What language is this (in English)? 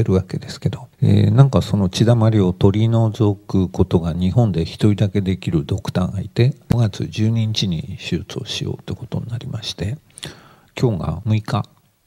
Japanese